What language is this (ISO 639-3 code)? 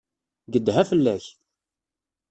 kab